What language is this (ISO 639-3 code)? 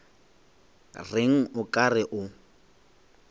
nso